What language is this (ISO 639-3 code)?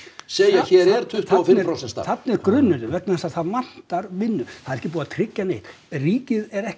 isl